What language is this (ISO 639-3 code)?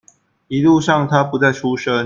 zho